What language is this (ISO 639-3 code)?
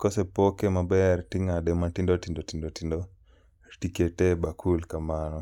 luo